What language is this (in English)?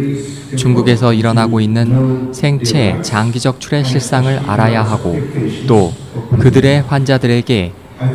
Korean